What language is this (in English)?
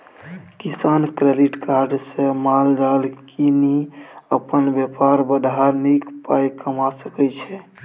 Maithili